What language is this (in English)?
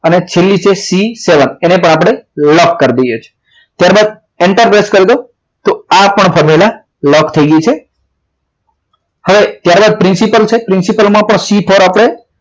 Gujarati